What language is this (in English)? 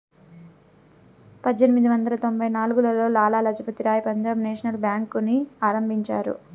Telugu